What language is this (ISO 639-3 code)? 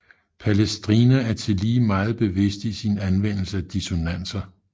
dan